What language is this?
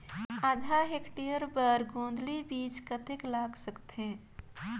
Chhattisgarhi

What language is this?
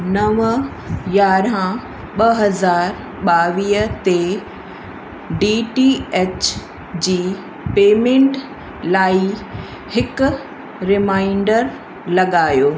Sindhi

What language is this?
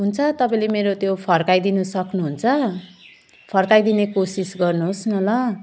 Nepali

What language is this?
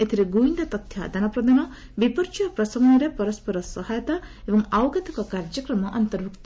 Odia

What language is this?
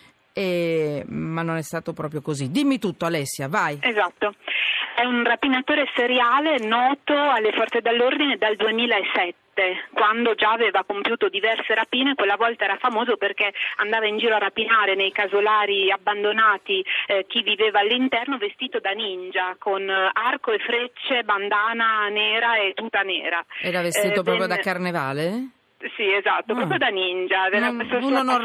Italian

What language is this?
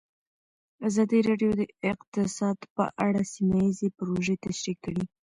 Pashto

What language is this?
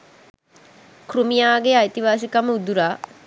Sinhala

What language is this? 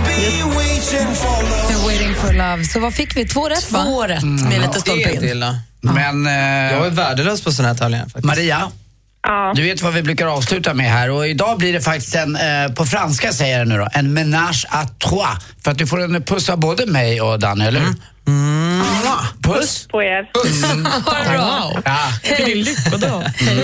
Swedish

